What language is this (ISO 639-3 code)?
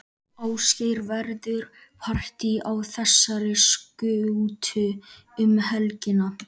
isl